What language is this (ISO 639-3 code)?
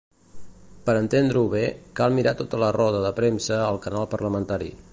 cat